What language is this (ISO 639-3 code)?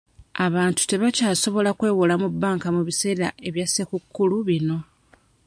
lug